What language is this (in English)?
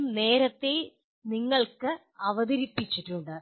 Malayalam